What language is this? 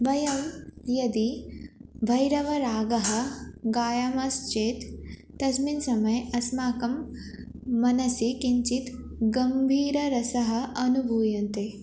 Sanskrit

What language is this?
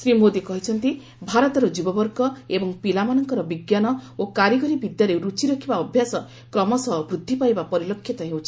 Odia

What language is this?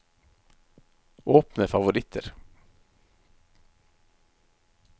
Norwegian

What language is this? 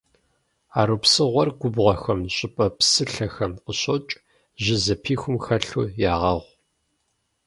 Kabardian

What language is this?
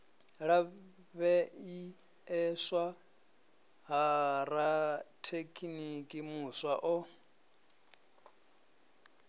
Venda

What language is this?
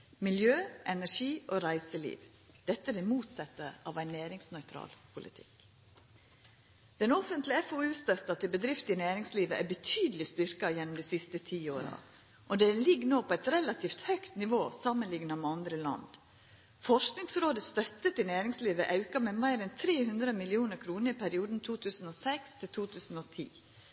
Norwegian Nynorsk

